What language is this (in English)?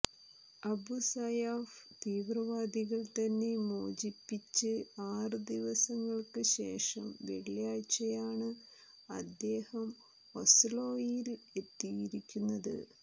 Malayalam